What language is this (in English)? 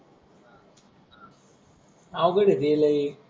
Marathi